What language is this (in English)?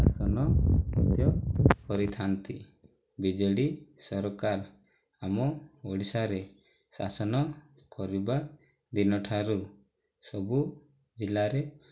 Odia